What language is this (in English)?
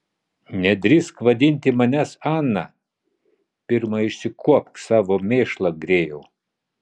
Lithuanian